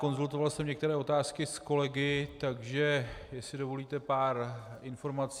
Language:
Czech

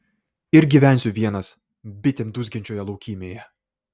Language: Lithuanian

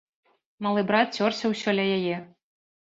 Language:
Belarusian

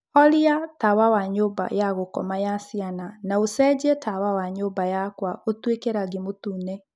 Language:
Kikuyu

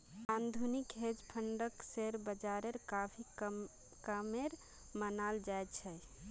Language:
Magahi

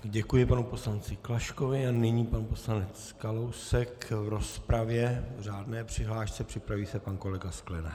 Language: Czech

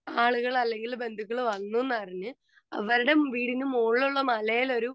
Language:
Malayalam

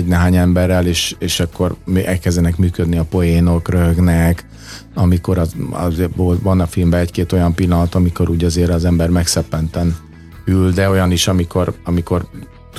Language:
Hungarian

